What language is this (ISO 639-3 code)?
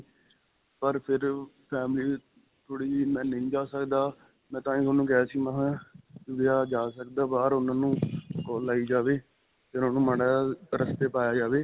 pan